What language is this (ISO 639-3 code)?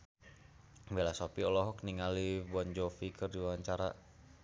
sun